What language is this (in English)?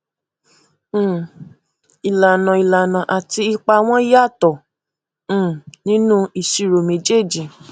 Yoruba